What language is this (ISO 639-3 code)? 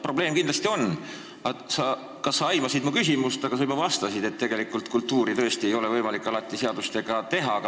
est